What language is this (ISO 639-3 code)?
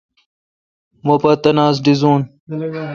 xka